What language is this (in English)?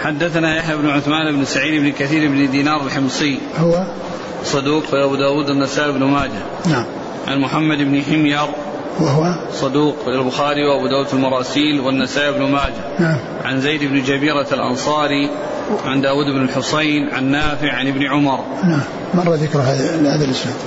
Arabic